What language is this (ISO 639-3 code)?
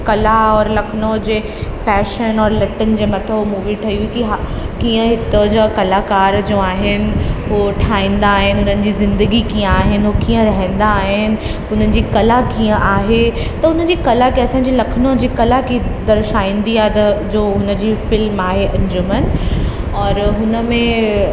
snd